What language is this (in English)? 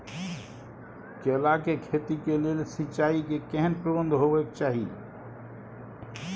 Maithili